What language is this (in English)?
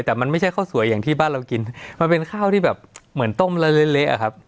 Thai